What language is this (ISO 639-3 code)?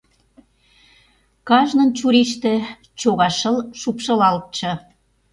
chm